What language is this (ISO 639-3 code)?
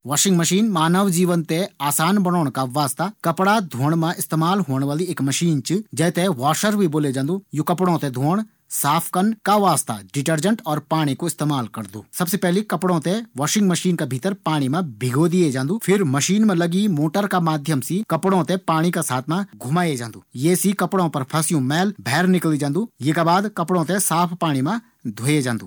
gbm